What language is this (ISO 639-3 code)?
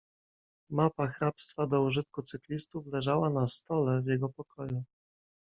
pol